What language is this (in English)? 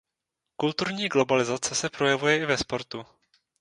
Czech